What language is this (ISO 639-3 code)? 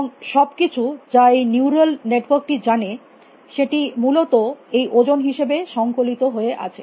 ben